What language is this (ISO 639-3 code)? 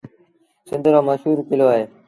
sbn